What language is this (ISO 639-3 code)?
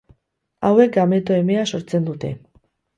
eus